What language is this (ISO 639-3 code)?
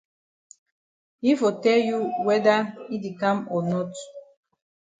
wes